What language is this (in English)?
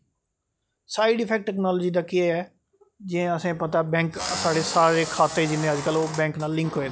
Dogri